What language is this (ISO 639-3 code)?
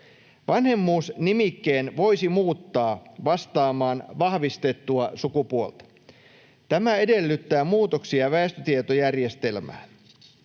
fin